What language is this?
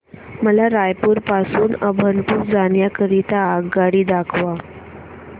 Marathi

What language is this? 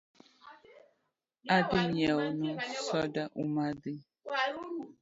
Luo (Kenya and Tanzania)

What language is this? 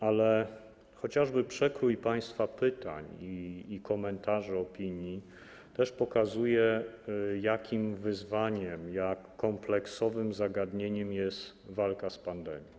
Polish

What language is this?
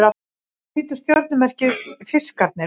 Icelandic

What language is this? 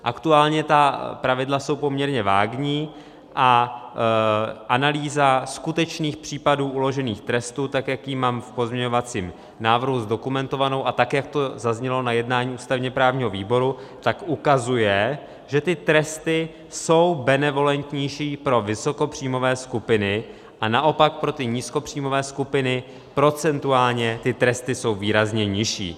Czech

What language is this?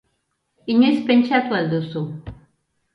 Basque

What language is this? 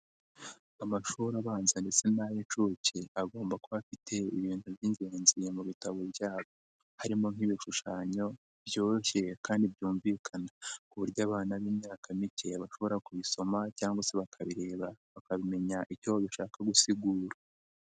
Kinyarwanda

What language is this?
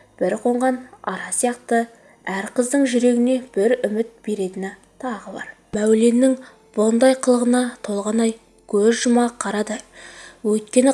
Turkish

